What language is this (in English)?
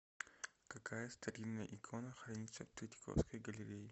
Russian